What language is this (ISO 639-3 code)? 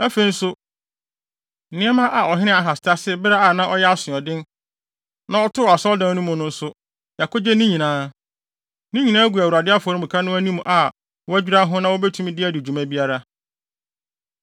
aka